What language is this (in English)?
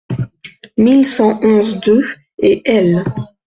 French